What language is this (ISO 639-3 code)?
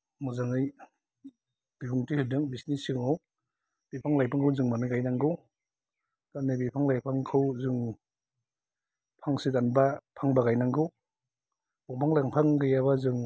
brx